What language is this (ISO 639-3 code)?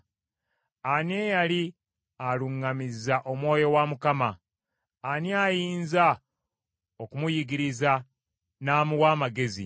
lug